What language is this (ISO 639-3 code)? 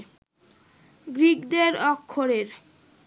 ben